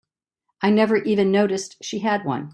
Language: English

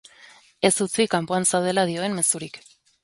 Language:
Basque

